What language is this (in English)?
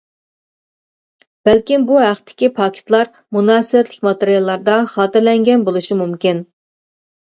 Uyghur